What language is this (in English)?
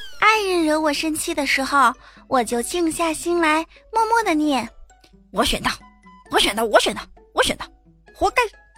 Chinese